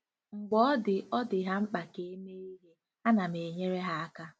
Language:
Igbo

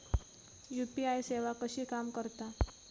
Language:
Marathi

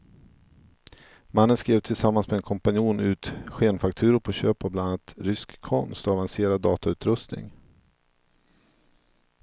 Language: Swedish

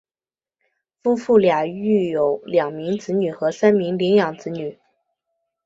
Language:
Chinese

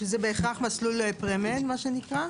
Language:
Hebrew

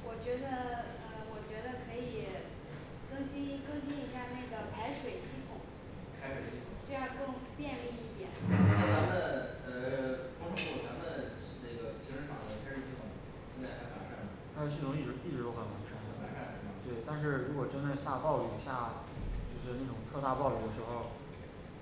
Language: Chinese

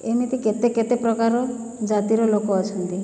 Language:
Odia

